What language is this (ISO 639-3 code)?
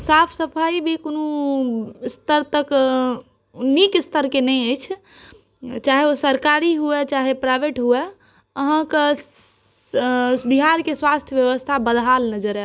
mai